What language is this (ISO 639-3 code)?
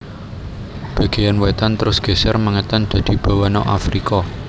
jav